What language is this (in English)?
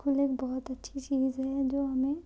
Urdu